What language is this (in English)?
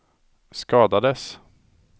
Swedish